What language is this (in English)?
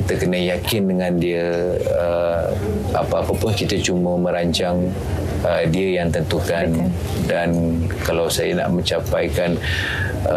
Malay